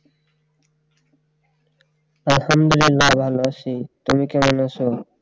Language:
Bangla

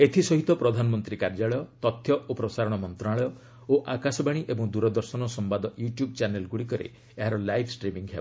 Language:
Odia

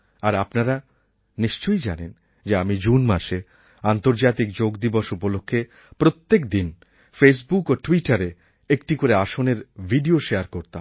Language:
Bangla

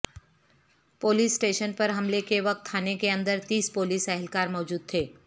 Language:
Urdu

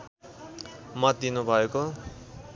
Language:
Nepali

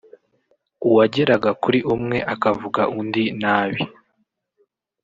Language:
Kinyarwanda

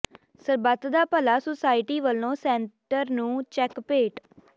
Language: Punjabi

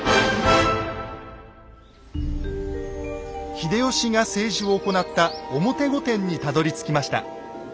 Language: Japanese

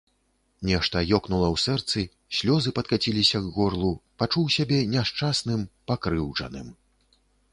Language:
Belarusian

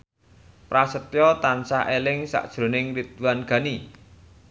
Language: Javanese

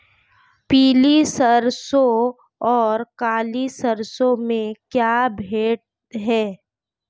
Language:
Hindi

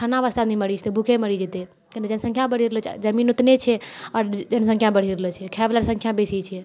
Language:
Maithili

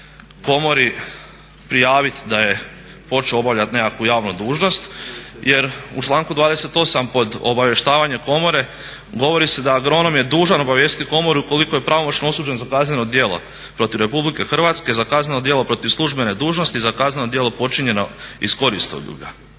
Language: Croatian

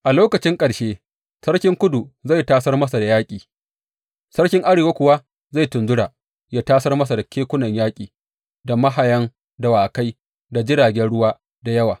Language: Hausa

